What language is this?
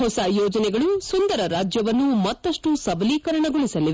Kannada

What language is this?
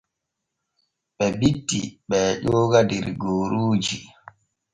Borgu Fulfulde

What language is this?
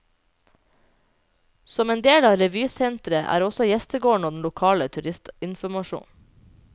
Norwegian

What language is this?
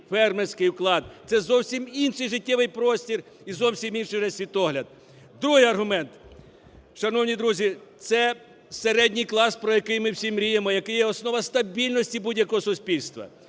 Ukrainian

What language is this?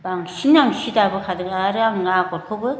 Bodo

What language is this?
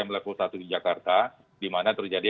Indonesian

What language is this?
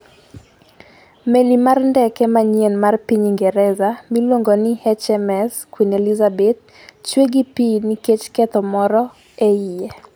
Luo (Kenya and Tanzania)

